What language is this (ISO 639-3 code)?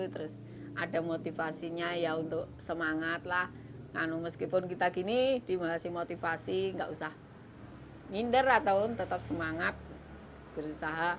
ind